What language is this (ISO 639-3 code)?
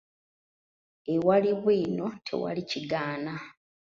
lug